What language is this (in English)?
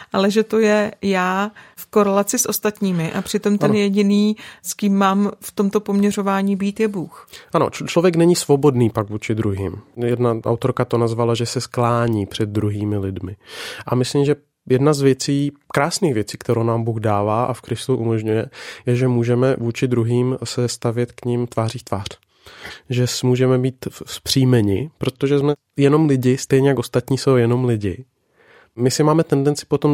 Czech